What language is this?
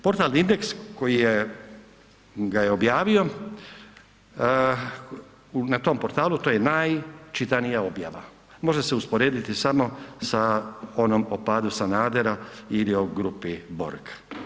Croatian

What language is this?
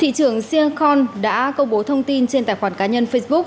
Vietnamese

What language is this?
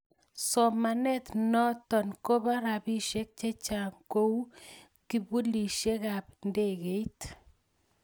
Kalenjin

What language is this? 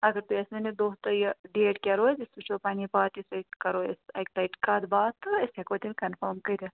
Kashmiri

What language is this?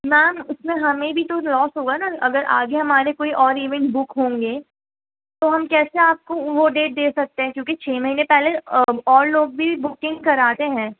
Urdu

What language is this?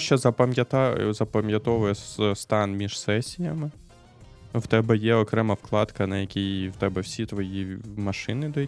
Ukrainian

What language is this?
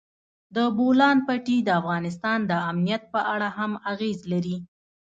Pashto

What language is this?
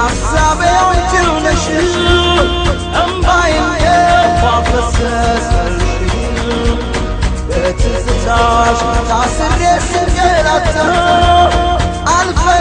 Amharic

